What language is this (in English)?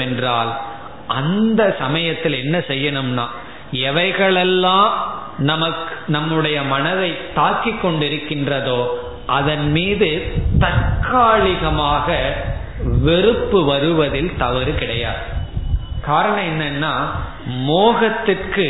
Tamil